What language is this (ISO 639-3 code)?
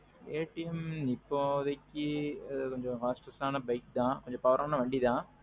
tam